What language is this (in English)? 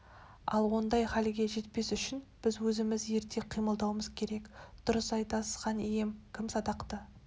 Kazakh